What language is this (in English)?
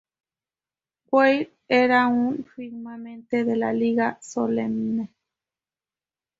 Spanish